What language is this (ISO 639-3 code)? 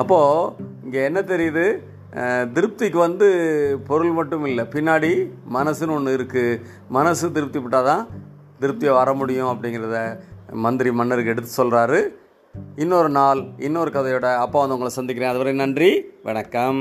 tam